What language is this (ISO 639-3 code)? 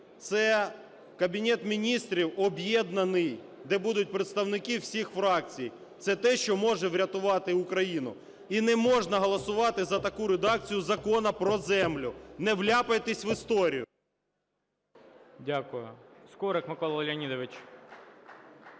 ukr